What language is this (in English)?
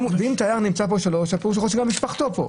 Hebrew